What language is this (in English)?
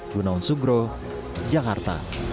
Indonesian